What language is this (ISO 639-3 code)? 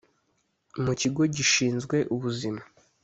kin